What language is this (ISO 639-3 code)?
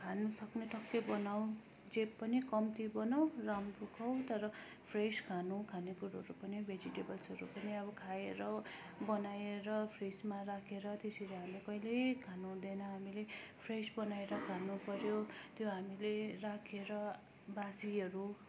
nep